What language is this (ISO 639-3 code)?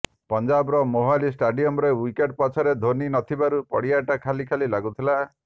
ori